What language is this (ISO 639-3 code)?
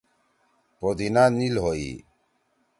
trw